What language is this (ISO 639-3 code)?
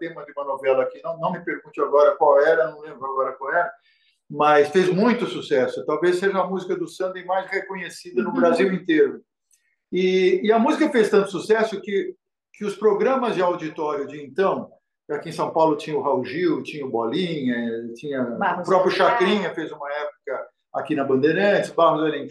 por